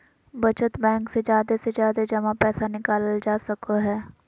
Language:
Magahi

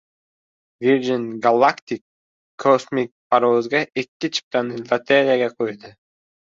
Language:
Uzbek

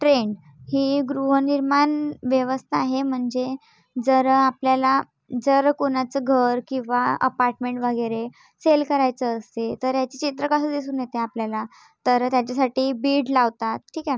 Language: Marathi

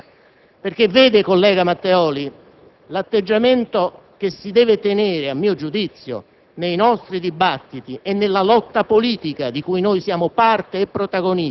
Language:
Italian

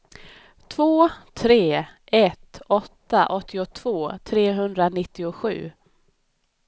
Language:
Swedish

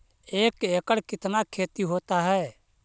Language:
Magahi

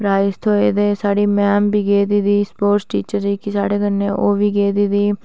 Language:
Dogri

